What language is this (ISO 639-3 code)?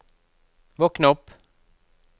nor